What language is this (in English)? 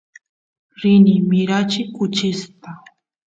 Santiago del Estero Quichua